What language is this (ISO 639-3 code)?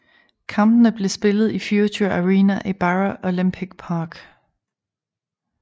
dan